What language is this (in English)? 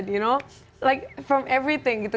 Indonesian